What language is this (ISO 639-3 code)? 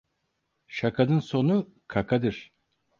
tur